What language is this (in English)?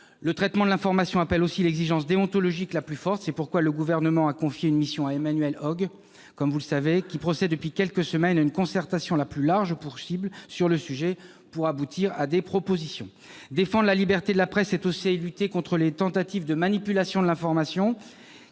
French